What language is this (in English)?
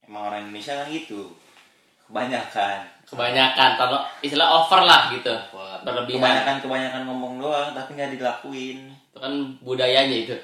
Indonesian